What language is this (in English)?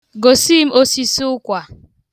Igbo